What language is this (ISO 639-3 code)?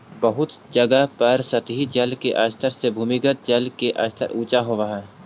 mag